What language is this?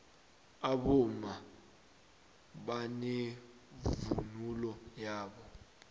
South Ndebele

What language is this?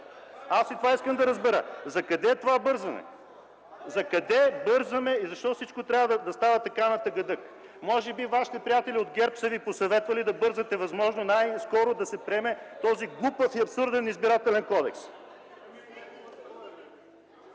Bulgarian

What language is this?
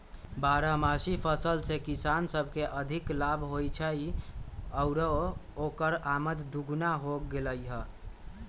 Magahi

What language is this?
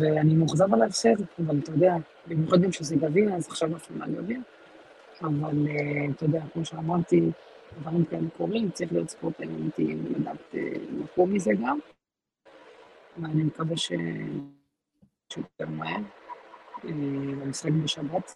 Hebrew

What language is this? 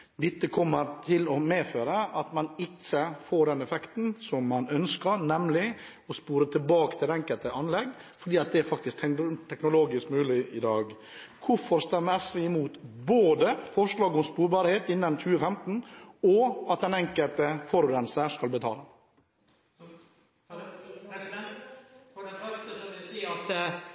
Norwegian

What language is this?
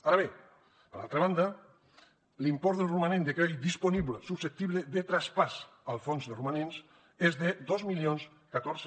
Catalan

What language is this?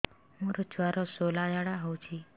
Odia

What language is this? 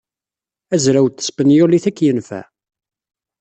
Kabyle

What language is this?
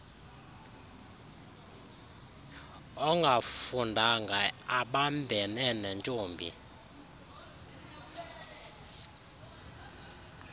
Xhosa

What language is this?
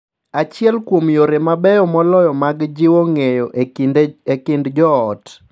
Luo (Kenya and Tanzania)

